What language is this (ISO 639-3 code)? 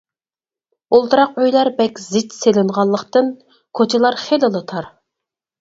uig